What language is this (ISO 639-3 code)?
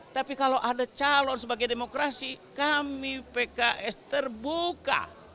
ind